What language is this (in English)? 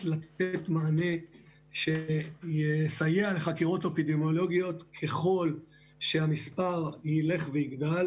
Hebrew